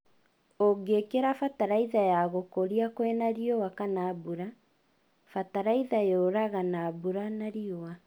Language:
Kikuyu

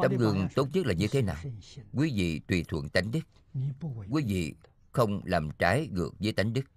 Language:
Vietnamese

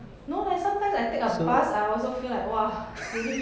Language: English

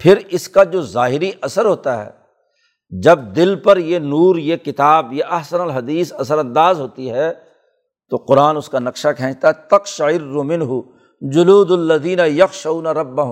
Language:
Urdu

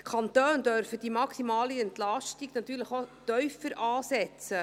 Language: Swiss German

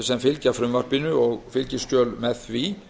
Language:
Icelandic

